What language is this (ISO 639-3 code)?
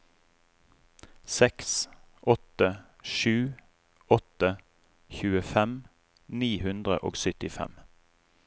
nor